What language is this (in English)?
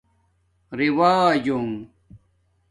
Domaaki